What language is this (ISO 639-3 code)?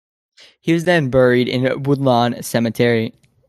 eng